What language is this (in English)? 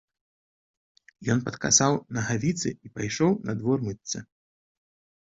Belarusian